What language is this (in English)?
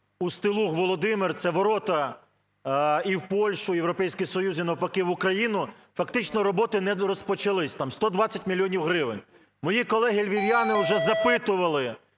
Ukrainian